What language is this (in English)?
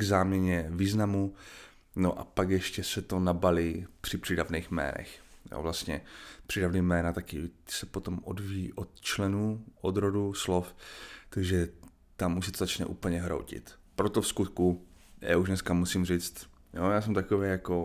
Czech